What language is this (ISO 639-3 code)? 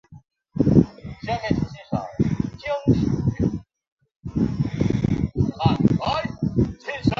zho